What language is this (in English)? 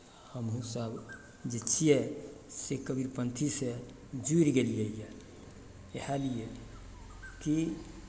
Maithili